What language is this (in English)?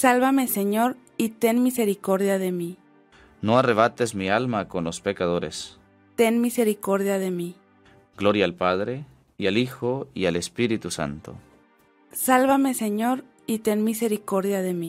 Spanish